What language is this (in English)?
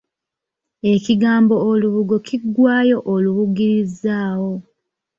Ganda